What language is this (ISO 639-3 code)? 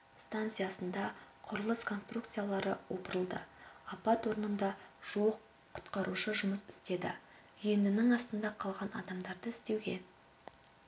kaz